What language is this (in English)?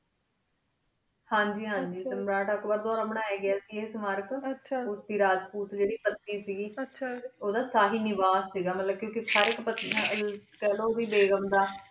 Punjabi